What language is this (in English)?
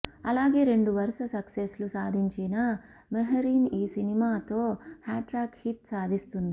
Telugu